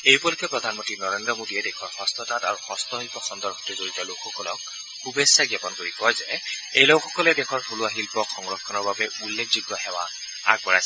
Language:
Assamese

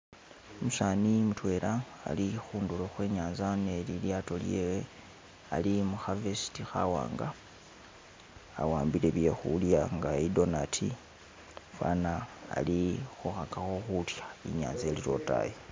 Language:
Masaaba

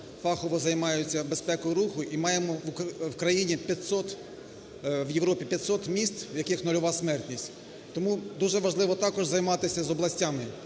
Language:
Ukrainian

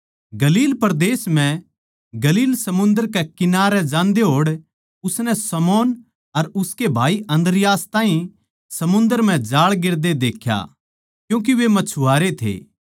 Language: Haryanvi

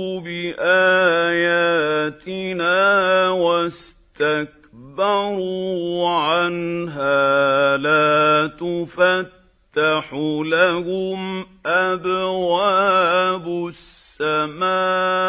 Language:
Arabic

